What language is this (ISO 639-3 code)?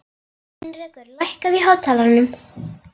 isl